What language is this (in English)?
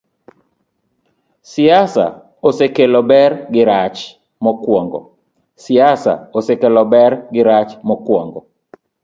Luo (Kenya and Tanzania)